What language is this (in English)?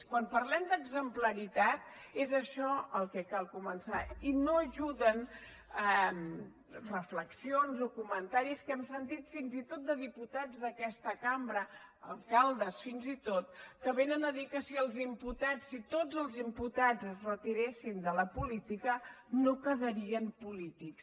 Catalan